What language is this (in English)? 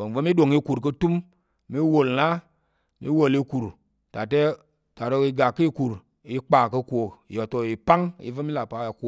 Tarok